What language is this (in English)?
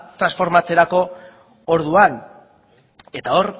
Basque